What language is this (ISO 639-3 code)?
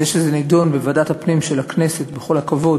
heb